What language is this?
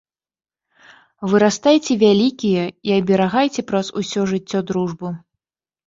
Belarusian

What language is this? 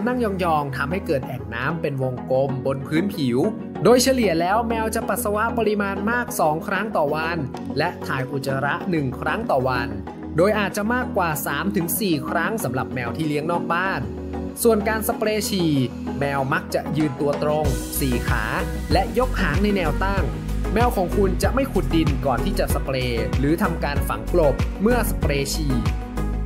Thai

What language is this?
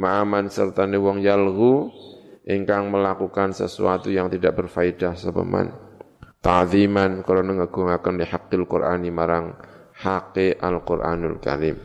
Indonesian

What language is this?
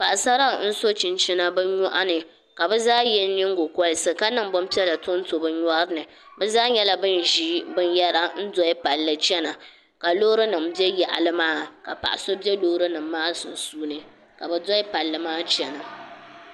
Dagbani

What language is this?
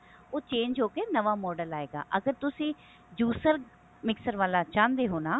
Punjabi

